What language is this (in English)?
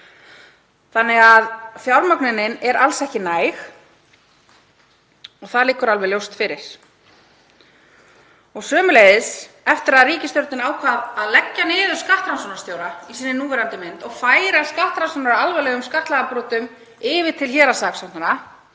Icelandic